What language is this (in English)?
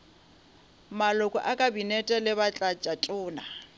Northern Sotho